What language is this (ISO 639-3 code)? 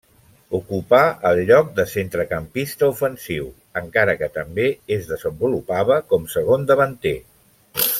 cat